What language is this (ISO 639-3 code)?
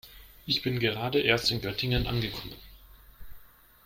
deu